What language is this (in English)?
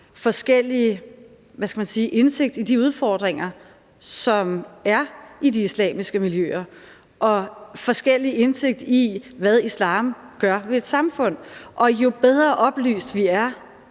Danish